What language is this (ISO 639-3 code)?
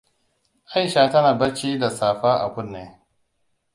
hau